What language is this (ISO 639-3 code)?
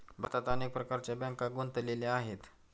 mar